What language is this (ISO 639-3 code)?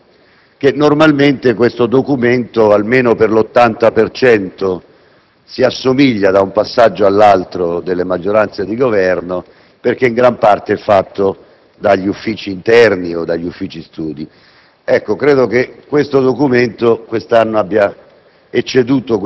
ita